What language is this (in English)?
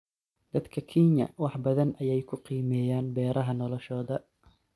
Somali